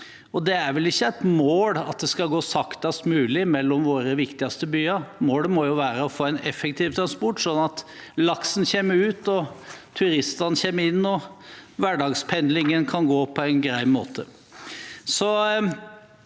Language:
Norwegian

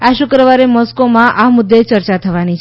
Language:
Gujarati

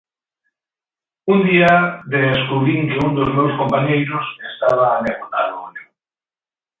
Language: Galician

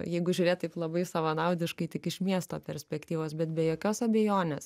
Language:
Lithuanian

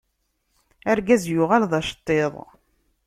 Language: Kabyle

